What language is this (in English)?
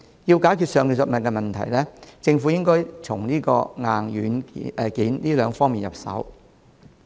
Cantonese